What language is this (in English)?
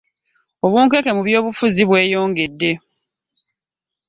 Ganda